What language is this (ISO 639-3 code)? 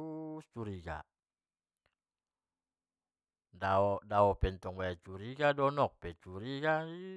btm